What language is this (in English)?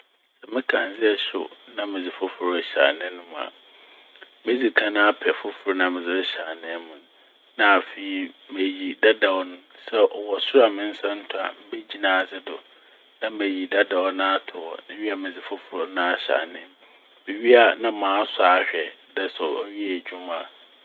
Akan